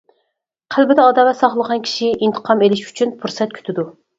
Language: Uyghur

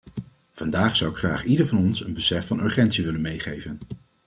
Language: Dutch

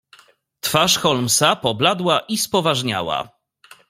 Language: Polish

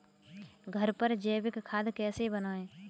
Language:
Hindi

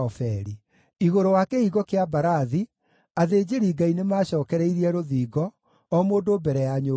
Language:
Kikuyu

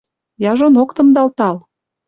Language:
Western Mari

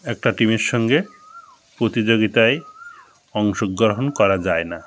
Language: Bangla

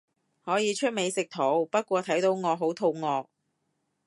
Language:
Cantonese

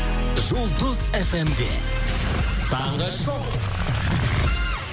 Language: Kazakh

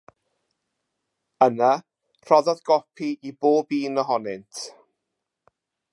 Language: Welsh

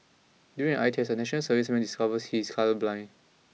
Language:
English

